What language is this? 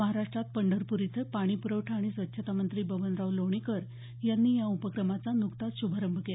Marathi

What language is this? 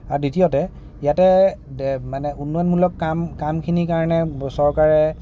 Assamese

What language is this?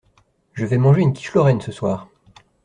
French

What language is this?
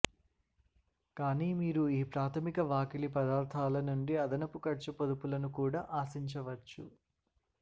Telugu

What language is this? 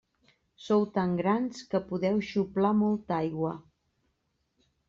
Catalan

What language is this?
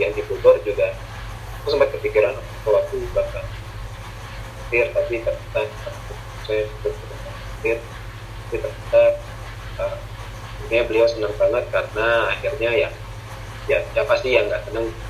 Indonesian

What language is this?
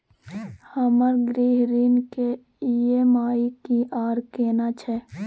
Maithili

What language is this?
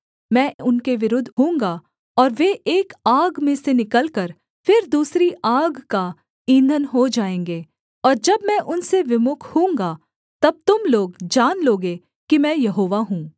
Hindi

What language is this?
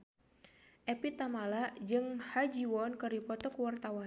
Sundanese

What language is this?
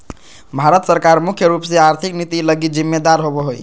Magahi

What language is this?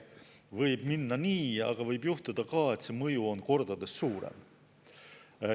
Estonian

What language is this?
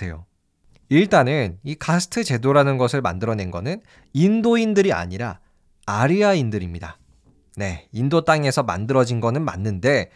Korean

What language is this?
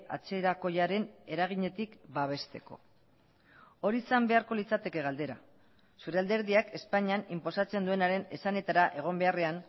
Basque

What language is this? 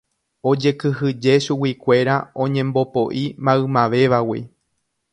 Guarani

